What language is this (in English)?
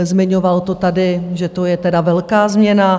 Czech